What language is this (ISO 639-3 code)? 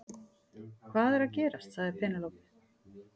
isl